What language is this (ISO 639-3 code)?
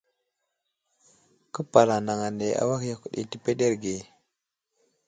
udl